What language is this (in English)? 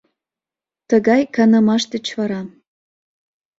Mari